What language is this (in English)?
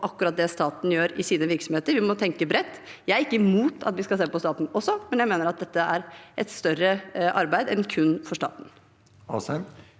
Norwegian